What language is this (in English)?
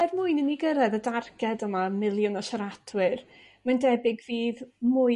Welsh